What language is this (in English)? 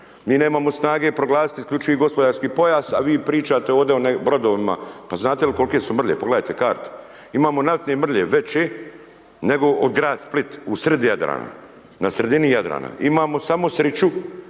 Croatian